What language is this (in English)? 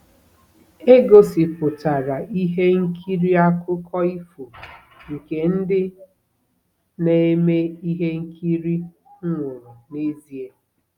Igbo